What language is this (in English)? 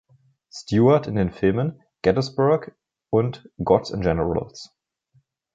German